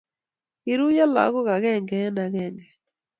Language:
Kalenjin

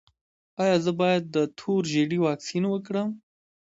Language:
Pashto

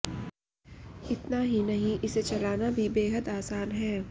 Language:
Hindi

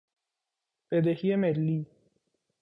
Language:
Persian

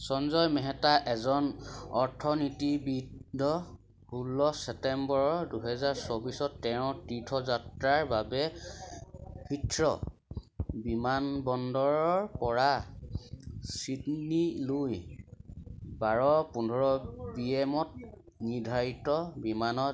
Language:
Assamese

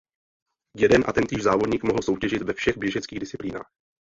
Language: Czech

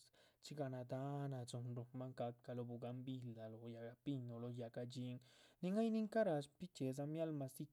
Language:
Chichicapan Zapotec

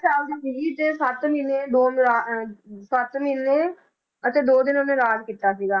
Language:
Punjabi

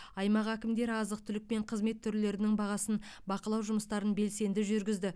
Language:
Kazakh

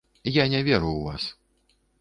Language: Belarusian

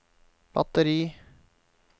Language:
Norwegian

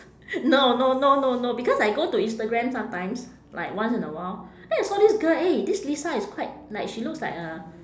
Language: English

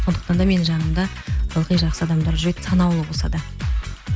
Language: Kazakh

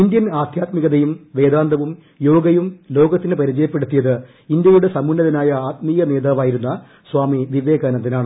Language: Malayalam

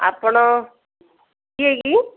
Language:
Odia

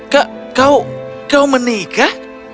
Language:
Indonesian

